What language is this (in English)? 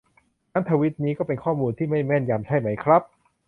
Thai